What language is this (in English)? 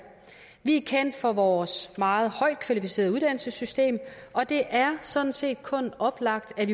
Danish